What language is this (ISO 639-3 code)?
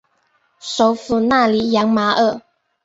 zho